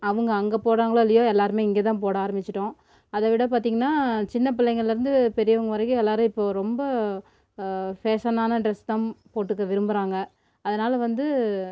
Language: Tamil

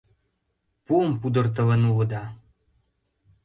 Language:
Mari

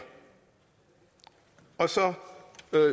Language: Danish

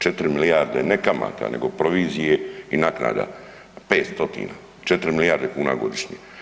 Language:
Croatian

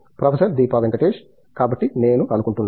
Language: Telugu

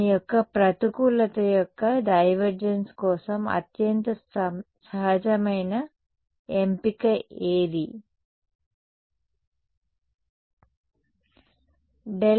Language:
Telugu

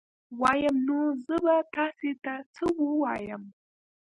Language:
Pashto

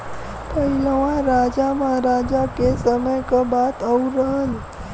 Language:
Bhojpuri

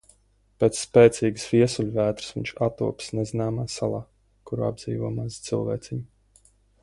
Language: Latvian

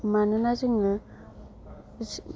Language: Bodo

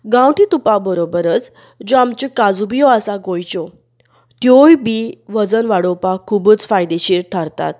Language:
Konkani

